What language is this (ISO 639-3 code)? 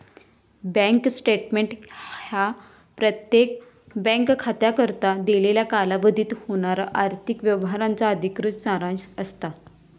mar